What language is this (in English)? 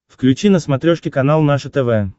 Russian